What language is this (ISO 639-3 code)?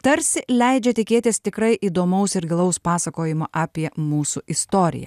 lit